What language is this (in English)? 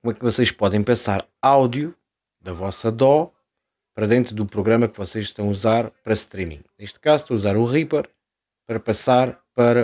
Portuguese